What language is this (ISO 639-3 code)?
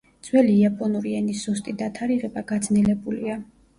kat